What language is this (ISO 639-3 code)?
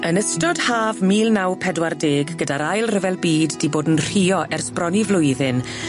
cym